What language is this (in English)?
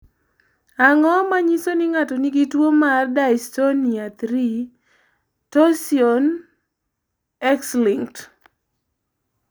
Luo (Kenya and Tanzania)